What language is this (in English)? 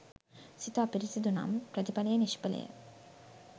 Sinhala